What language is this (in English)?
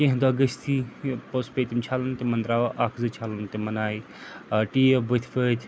Kashmiri